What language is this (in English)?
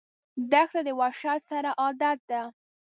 Pashto